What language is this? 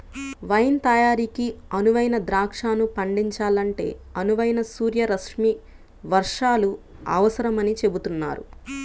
Telugu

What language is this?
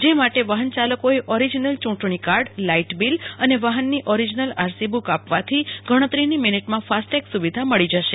Gujarati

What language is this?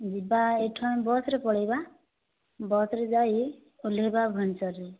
Odia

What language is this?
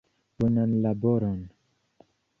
Esperanto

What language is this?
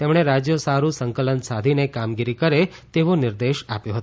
Gujarati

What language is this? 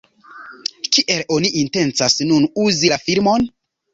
Esperanto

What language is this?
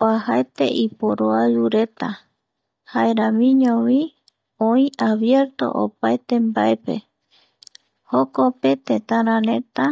Eastern Bolivian Guaraní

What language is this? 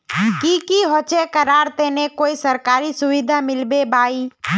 Magahi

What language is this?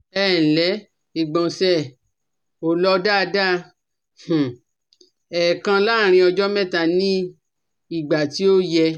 Yoruba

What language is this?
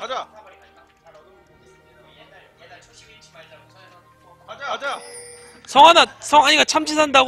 Korean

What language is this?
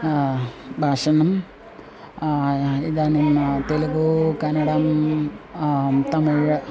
Sanskrit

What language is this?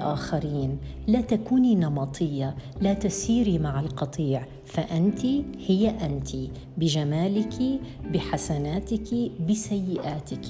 Arabic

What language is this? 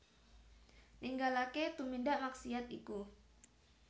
Javanese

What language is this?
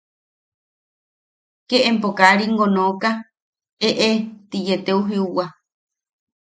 Yaqui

